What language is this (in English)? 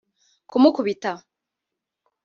Kinyarwanda